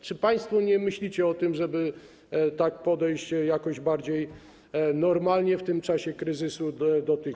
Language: Polish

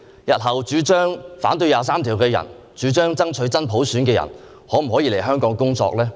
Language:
Cantonese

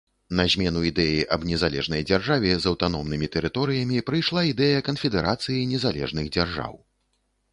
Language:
Belarusian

